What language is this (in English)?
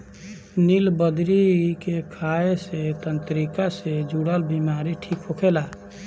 Bhojpuri